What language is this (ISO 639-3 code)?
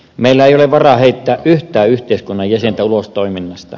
fin